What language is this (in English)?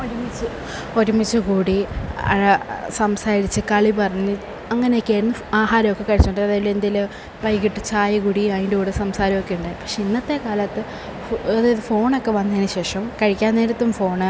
Malayalam